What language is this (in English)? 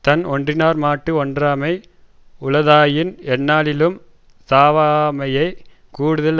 Tamil